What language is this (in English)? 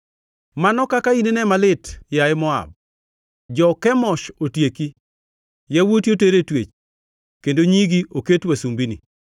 Luo (Kenya and Tanzania)